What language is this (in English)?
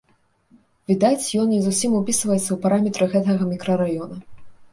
Belarusian